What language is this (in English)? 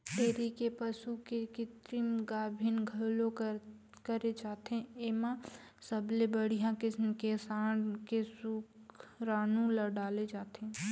Chhattisgarhi